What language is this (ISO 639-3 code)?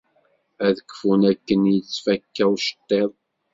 kab